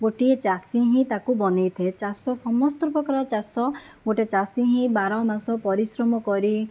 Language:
Odia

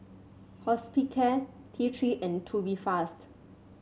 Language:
English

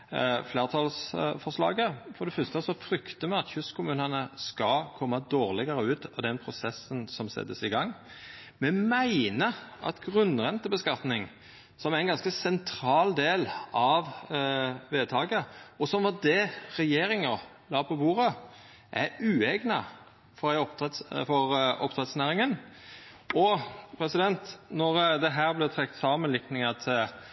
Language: Norwegian Nynorsk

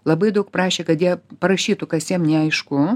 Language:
Lithuanian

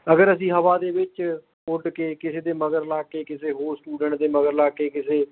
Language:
Punjabi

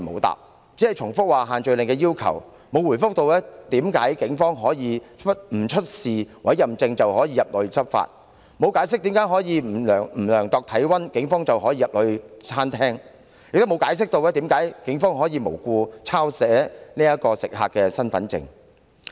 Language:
Cantonese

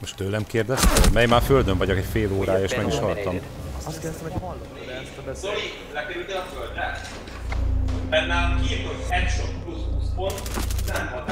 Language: Hungarian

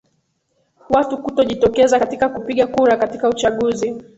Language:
Swahili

